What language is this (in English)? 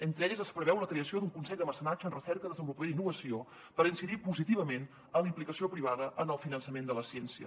Catalan